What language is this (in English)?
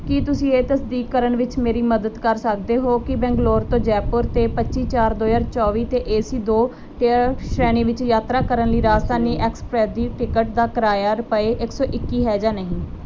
Punjabi